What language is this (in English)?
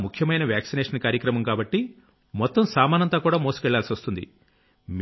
Telugu